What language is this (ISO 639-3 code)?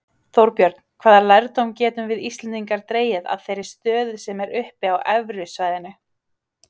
isl